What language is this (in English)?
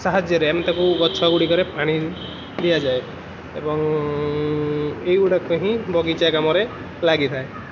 Odia